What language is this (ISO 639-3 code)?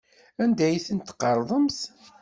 kab